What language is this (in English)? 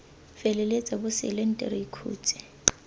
Tswana